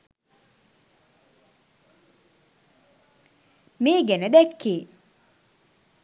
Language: Sinhala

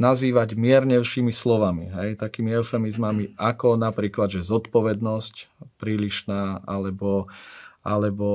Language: Slovak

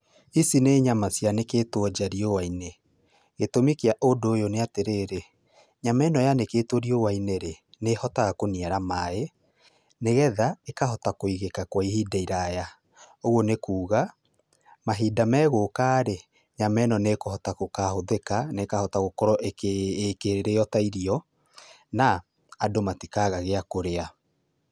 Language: Kikuyu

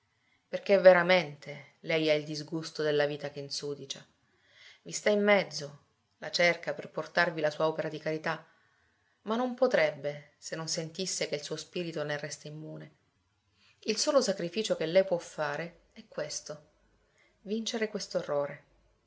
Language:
Italian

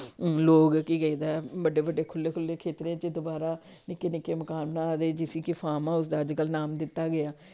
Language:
Dogri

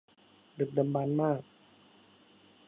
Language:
Thai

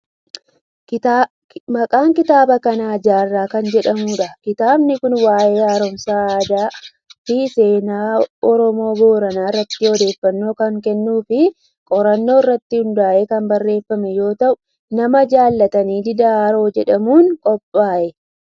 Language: Oromo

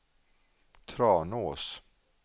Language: Swedish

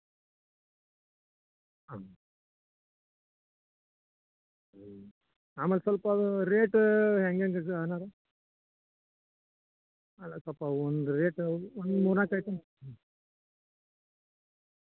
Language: Kannada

